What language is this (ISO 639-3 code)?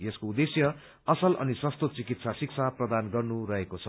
nep